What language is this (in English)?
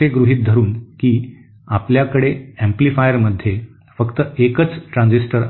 Marathi